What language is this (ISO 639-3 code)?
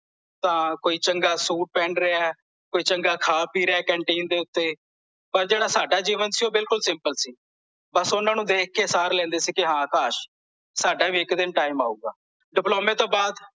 pan